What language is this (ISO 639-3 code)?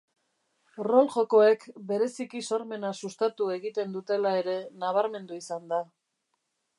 eus